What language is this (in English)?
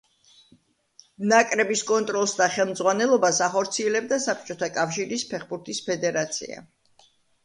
Georgian